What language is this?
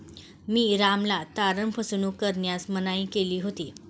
Marathi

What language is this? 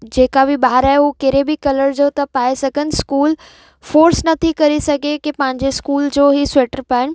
Sindhi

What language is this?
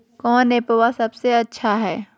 Magahi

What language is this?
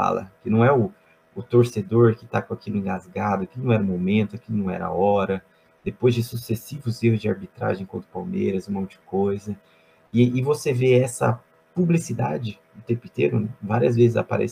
Portuguese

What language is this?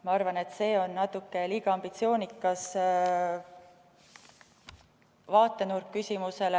Estonian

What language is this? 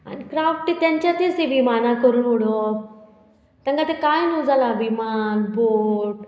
Konkani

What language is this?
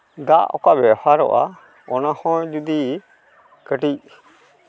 Santali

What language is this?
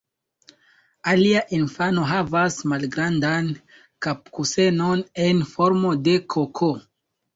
Esperanto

